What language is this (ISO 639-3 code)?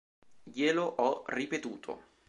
ita